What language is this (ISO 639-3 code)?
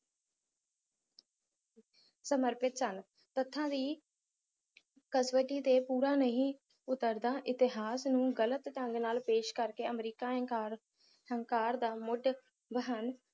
pan